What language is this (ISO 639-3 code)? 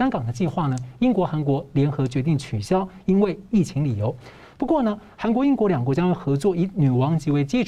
zho